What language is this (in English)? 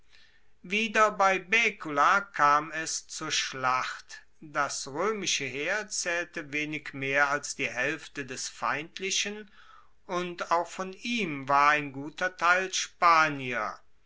German